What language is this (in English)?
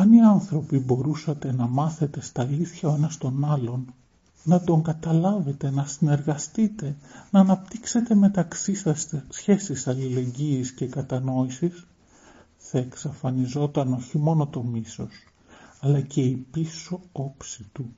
Greek